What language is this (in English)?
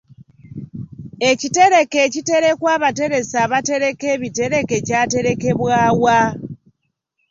Ganda